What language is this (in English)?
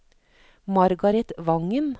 Norwegian